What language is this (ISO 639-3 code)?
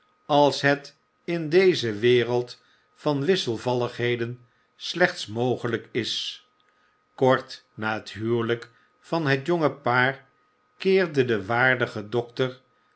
nld